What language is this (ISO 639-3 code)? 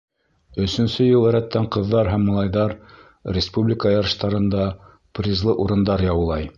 bak